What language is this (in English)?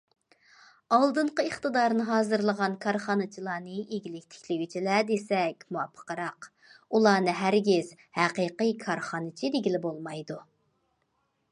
Uyghur